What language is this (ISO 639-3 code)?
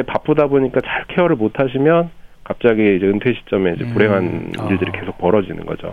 kor